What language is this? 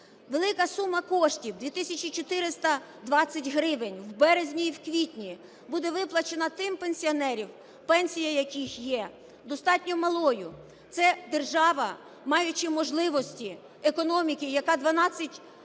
Ukrainian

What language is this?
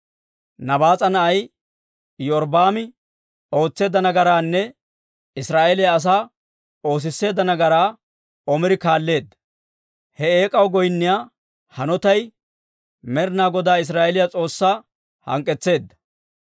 Dawro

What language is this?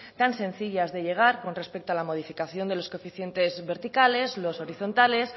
Spanish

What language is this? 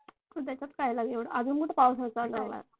Marathi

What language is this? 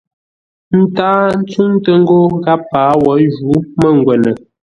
Ngombale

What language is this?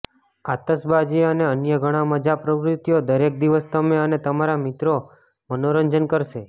Gujarati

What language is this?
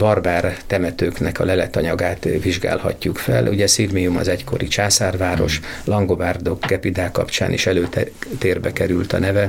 Hungarian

